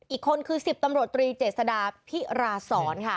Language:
Thai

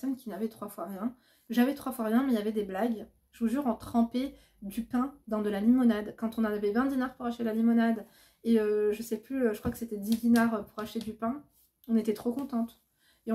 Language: French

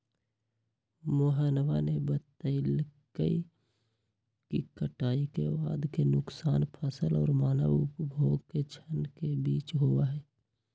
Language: Magahi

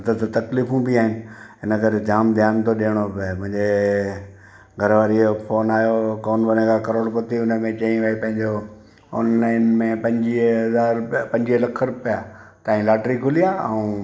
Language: Sindhi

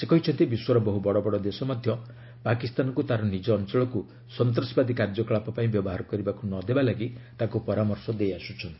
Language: Odia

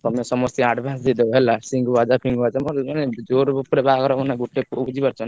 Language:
Odia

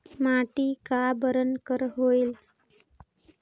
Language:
Chhattisgarhi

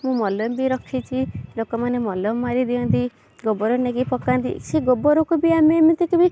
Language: Odia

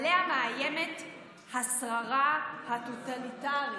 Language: Hebrew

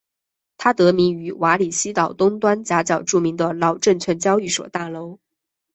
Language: Chinese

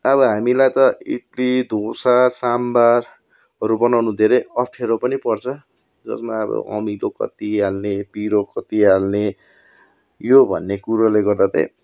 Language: Nepali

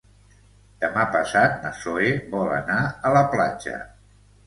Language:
Catalan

